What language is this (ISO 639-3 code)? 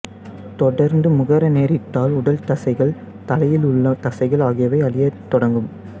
tam